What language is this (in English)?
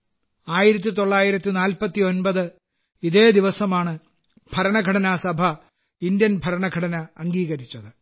Malayalam